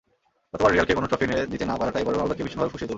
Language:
Bangla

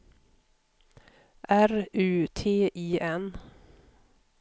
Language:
Swedish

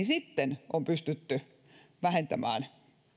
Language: Finnish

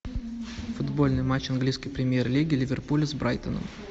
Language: Russian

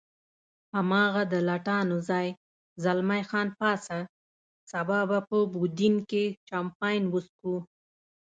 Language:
Pashto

